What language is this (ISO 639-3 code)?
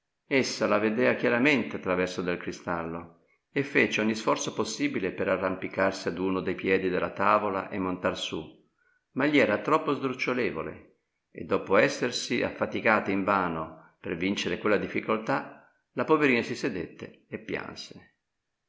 ita